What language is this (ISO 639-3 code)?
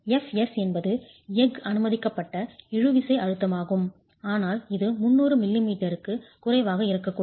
tam